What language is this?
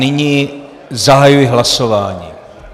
Czech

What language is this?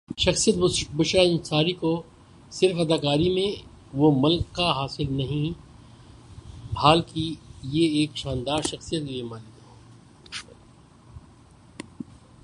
Urdu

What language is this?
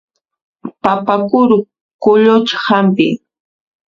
Puno Quechua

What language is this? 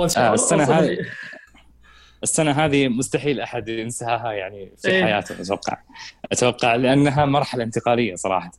Arabic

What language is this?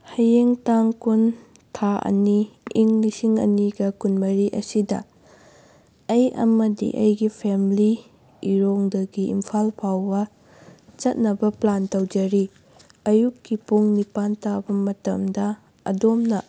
Manipuri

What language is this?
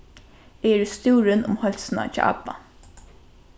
Faroese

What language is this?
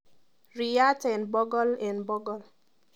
Kalenjin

